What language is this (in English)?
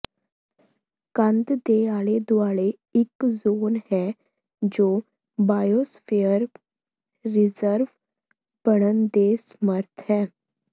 Punjabi